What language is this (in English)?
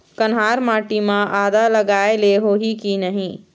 Chhattisgarhi